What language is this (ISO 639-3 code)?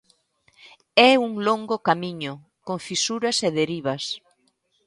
glg